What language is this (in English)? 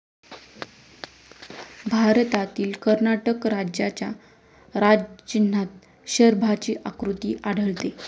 Marathi